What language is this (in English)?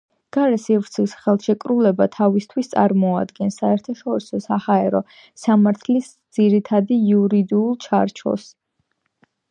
Georgian